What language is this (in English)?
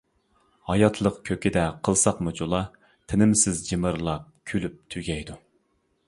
Uyghur